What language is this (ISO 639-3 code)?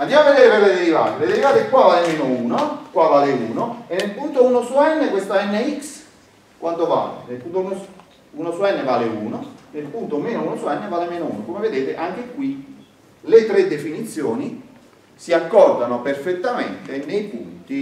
ita